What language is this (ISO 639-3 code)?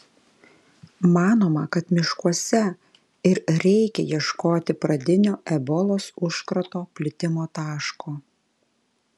lit